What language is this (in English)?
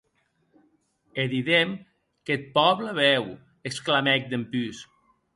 Occitan